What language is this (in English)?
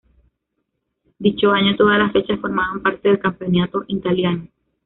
Spanish